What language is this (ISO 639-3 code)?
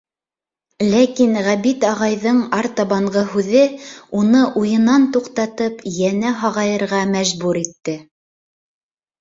bak